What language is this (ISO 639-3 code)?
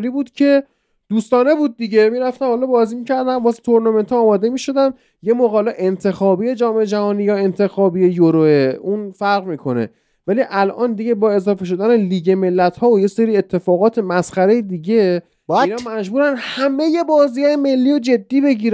fas